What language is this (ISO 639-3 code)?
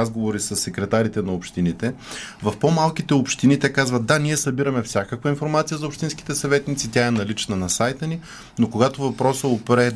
bul